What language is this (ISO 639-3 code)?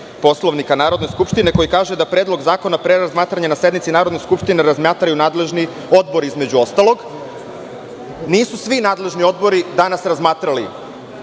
srp